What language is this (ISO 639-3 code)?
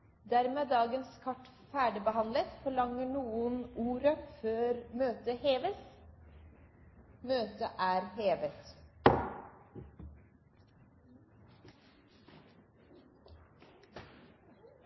nob